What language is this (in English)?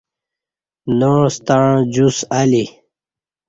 Kati